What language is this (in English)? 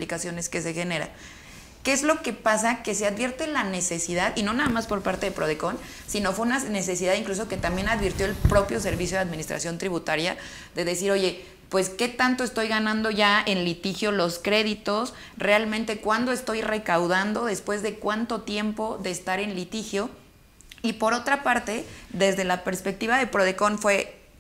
Spanish